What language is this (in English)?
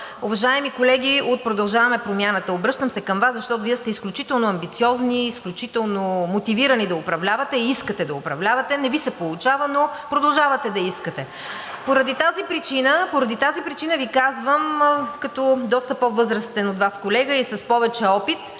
Bulgarian